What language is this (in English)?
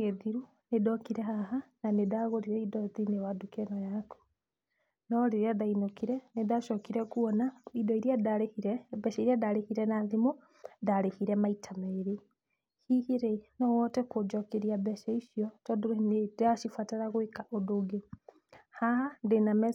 Kikuyu